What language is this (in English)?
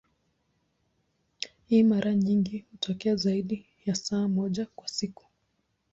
Swahili